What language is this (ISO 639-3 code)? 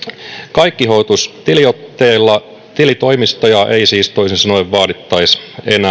fin